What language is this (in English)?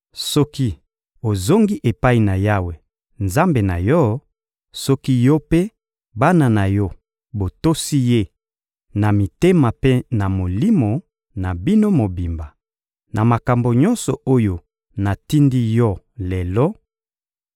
Lingala